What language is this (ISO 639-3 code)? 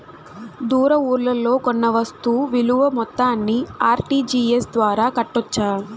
tel